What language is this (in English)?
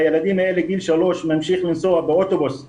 Hebrew